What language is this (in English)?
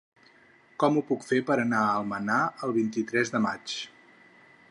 Catalan